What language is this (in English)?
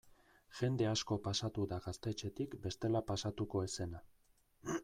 Basque